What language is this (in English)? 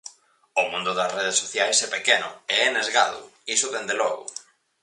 Galician